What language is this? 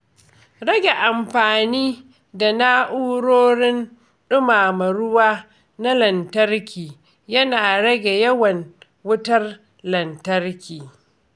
Hausa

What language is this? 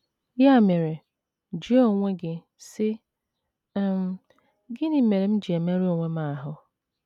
Igbo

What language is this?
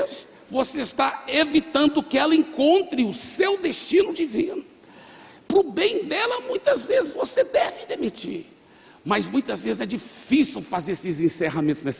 Portuguese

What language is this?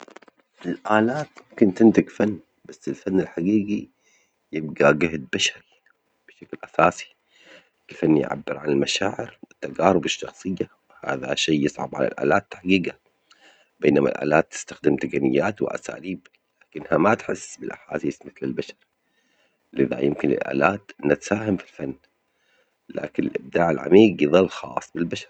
Omani Arabic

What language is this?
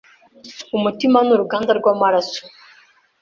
Kinyarwanda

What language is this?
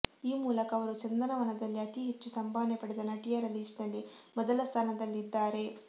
Kannada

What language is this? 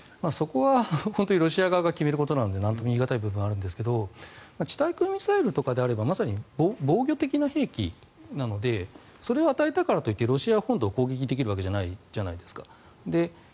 Japanese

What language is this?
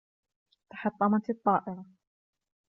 Arabic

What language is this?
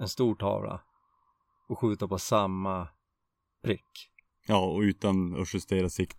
Swedish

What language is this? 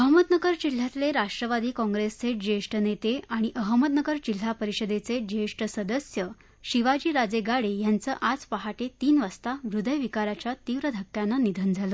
Marathi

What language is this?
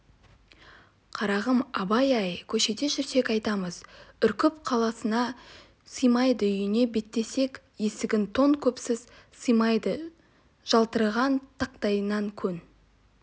Kazakh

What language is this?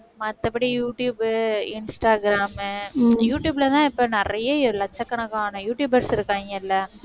Tamil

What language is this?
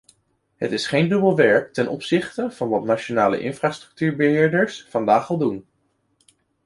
Dutch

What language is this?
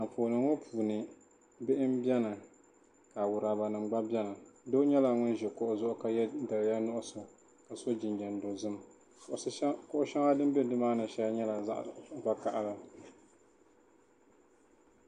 Dagbani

